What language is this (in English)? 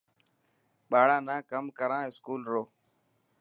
Dhatki